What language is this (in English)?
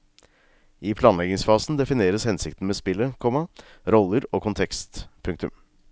Norwegian